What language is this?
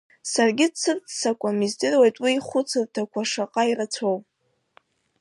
Abkhazian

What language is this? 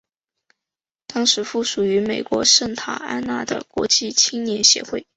Chinese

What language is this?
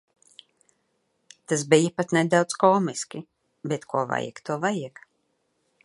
Latvian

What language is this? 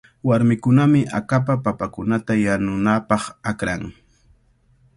Cajatambo North Lima Quechua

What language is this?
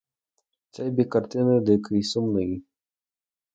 Ukrainian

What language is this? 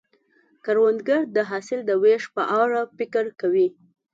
Pashto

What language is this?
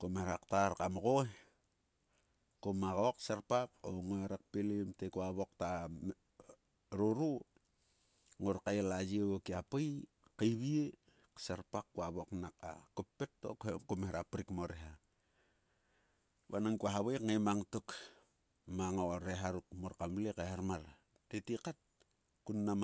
Sulka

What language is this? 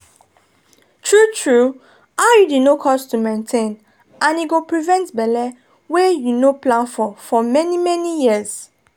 Nigerian Pidgin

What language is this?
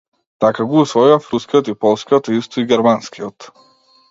Macedonian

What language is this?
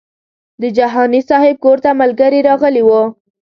Pashto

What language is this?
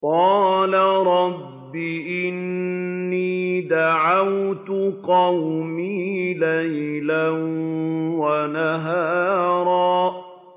Arabic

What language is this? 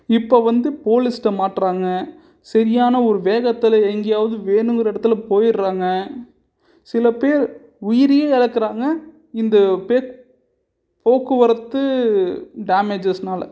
Tamil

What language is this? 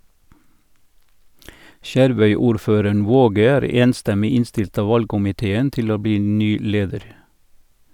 Norwegian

